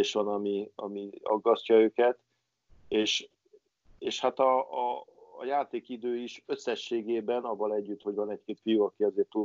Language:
Hungarian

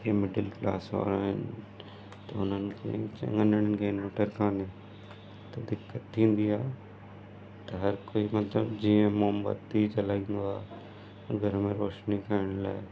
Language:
Sindhi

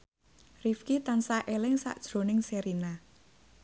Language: Javanese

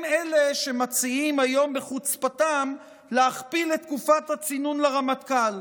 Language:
Hebrew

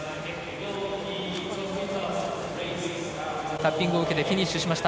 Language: Japanese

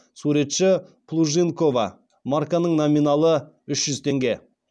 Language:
Kazakh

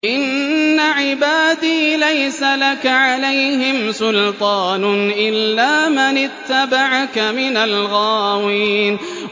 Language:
Arabic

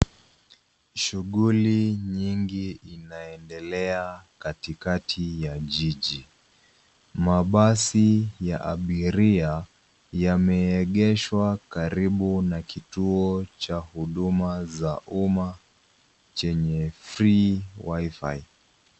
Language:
Swahili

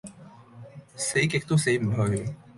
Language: Cantonese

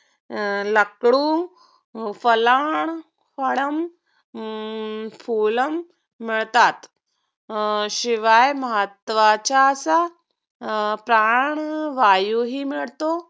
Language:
Marathi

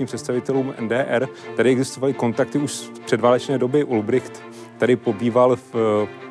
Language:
Czech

